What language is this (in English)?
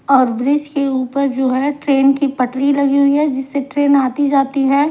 Hindi